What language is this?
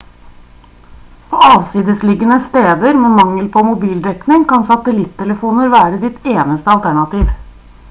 Norwegian Bokmål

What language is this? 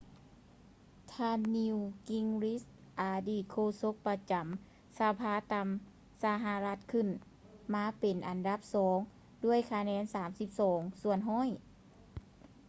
Lao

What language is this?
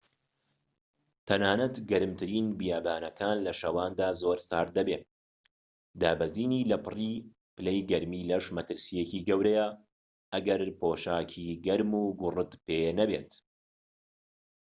Central Kurdish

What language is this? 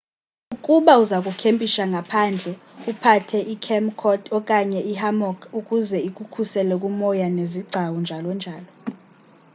Xhosa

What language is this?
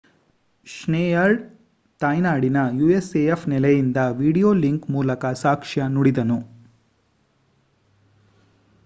Kannada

